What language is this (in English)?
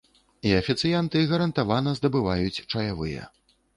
Belarusian